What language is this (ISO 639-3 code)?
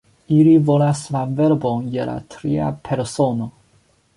epo